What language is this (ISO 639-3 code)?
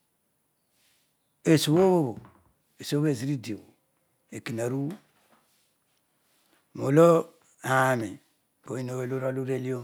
odu